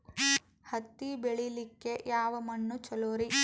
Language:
Kannada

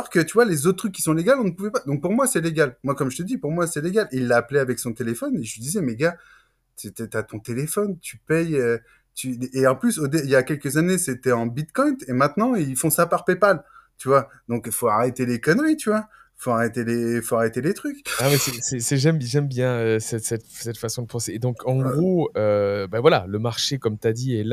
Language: French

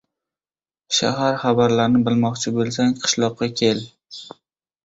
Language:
Uzbek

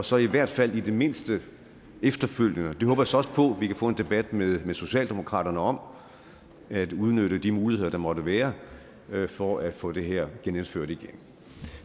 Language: Danish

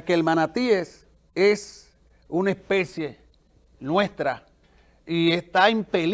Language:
Spanish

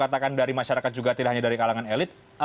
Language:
Indonesian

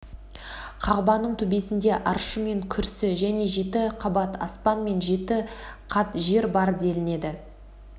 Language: Kazakh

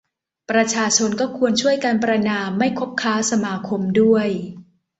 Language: Thai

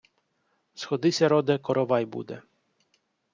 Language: Ukrainian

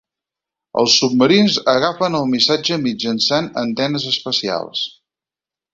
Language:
Catalan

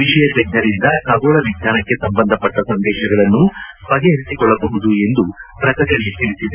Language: Kannada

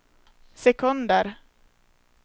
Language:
Swedish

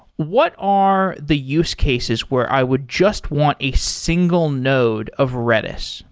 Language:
English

